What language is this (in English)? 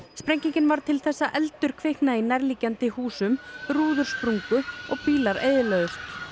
Icelandic